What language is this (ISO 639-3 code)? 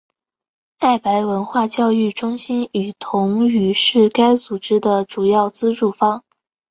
zho